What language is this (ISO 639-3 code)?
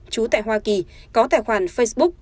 vie